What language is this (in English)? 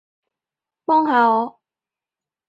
Cantonese